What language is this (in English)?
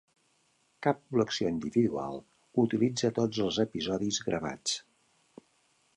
Catalan